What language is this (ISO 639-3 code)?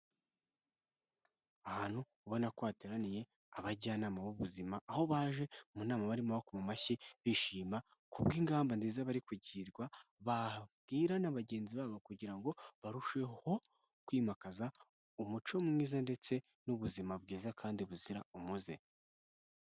kin